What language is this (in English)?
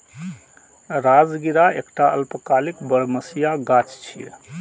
Maithili